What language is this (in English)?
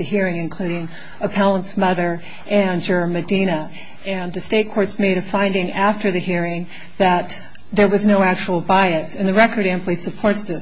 English